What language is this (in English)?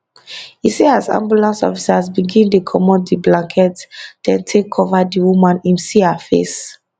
Nigerian Pidgin